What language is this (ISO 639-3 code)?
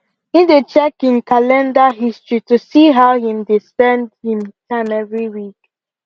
pcm